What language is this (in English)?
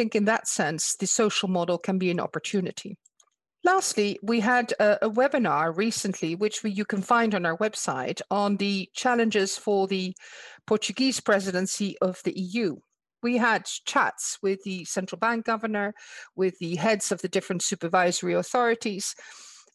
English